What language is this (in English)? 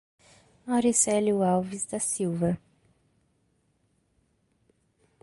Portuguese